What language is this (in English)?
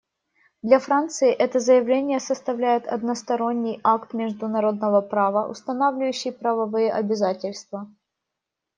Russian